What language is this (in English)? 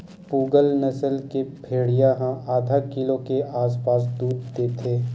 Chhattisgarhi